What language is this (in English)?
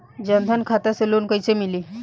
Bhojpuri